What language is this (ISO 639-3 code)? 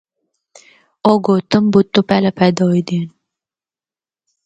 hno